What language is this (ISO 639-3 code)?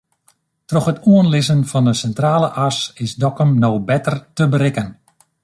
fry